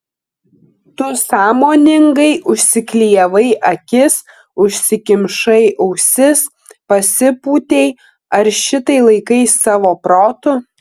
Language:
Lithuanian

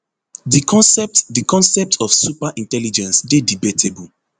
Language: Nigerian Pidgin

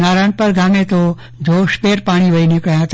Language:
Gujarati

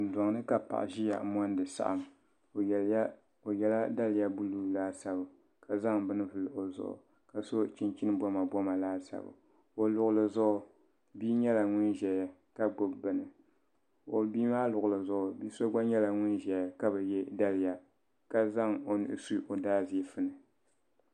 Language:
Dagbani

